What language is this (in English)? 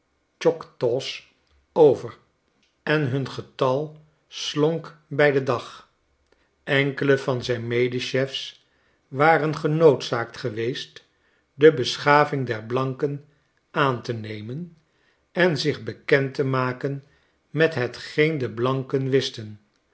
Dutch